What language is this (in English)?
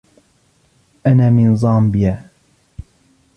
Arabic